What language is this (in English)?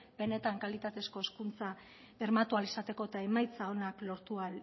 Basque